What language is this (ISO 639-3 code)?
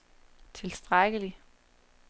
dan